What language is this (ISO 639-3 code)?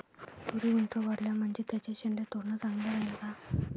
mar